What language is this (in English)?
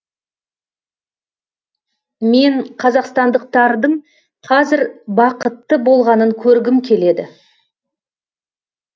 Kazakh